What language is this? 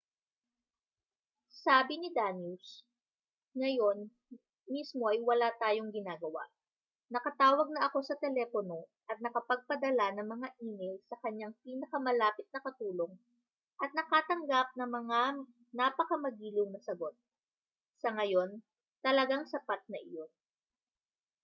Filipino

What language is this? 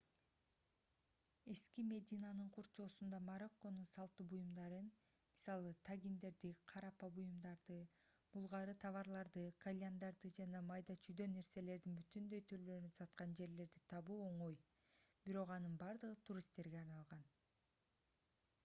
Kyrgyz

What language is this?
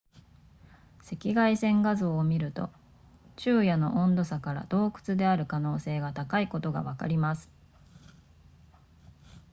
Japanese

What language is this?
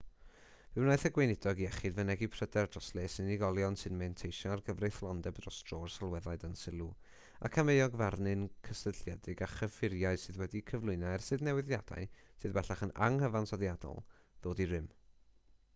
Welsh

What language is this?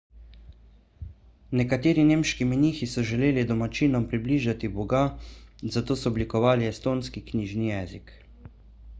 Slovenian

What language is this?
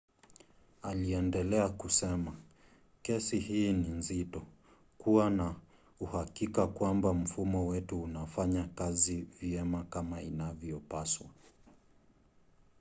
Swahili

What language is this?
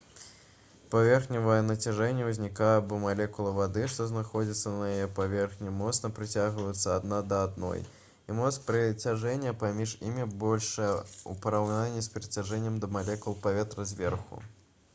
Belarusian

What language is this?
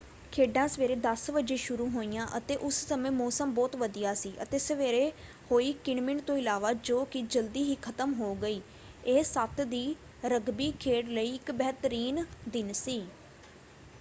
Punjabi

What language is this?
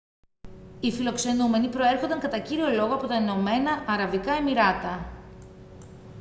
Greek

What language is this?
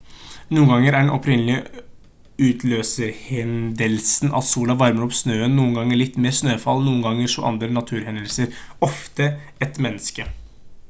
Norwegian Bokmål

